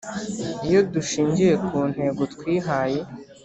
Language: Kinyarwanda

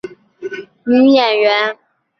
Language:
Chinese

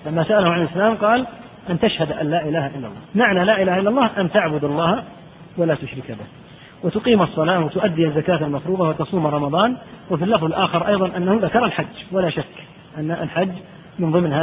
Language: Arabic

